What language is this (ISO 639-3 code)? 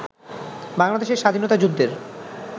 ben